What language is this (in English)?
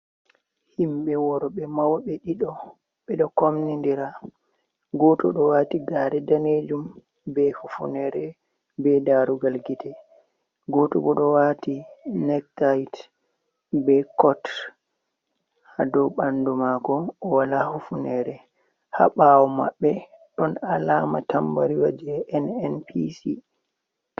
Fula